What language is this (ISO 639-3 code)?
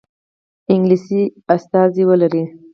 pus